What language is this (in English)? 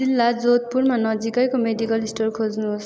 Nepali